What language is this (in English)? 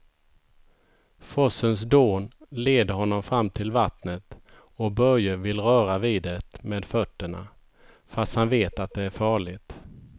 Swedish